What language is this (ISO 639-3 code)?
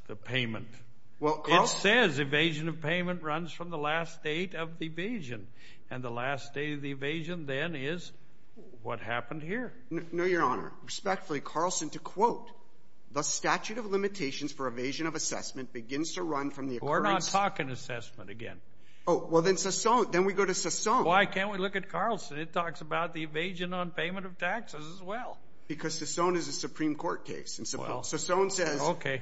eng